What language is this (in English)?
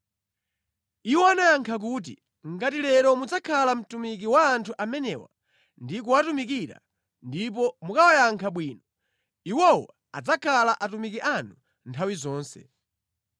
Nyanja